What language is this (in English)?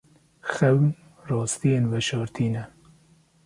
Kurdish